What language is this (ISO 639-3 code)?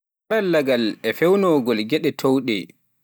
fuf